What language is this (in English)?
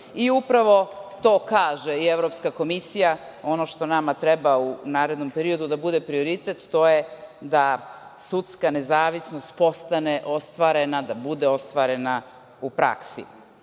Serbian